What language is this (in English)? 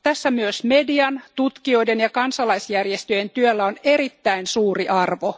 Finnish